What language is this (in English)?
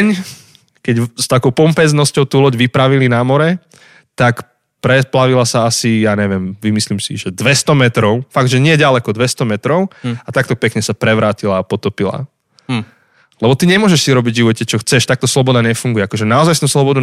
Slovak